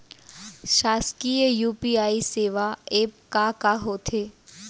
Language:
Chhattisgarhi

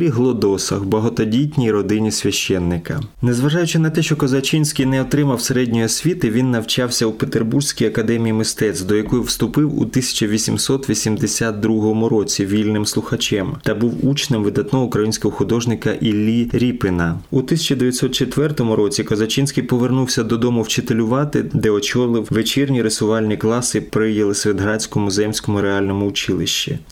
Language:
Ukrainian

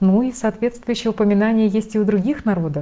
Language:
Russian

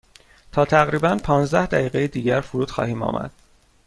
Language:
Persian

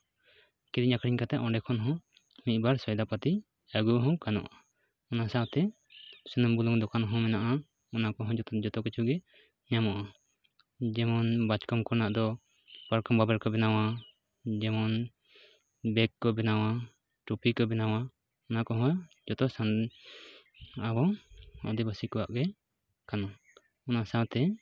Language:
Santali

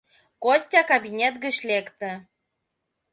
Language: Mari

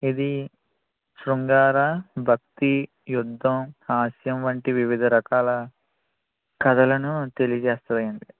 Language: Telugu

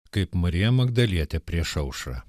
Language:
Lithuanian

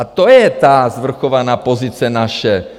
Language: Czech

